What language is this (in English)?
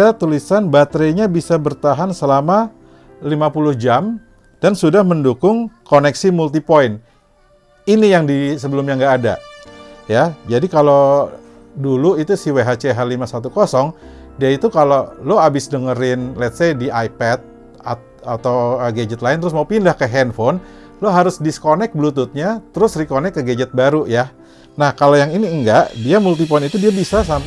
Indonesian